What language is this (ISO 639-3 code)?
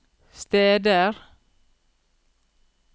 nor